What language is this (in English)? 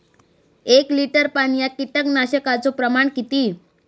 Marathi